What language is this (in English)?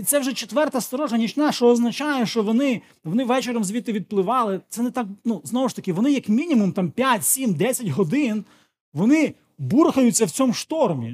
Ukrainian